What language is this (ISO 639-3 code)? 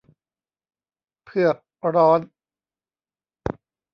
tha